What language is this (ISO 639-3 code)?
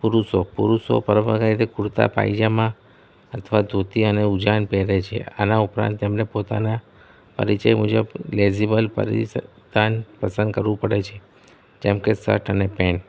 guj